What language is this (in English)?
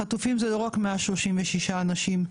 Hebrew